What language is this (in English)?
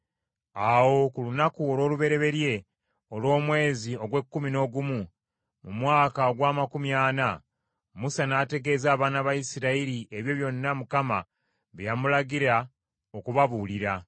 Ganda